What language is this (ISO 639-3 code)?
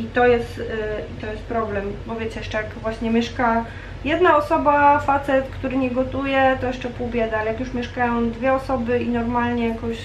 pol